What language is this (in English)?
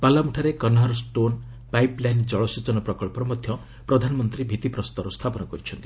Odia